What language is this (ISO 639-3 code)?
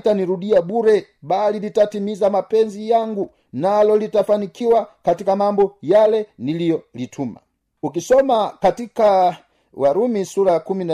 swa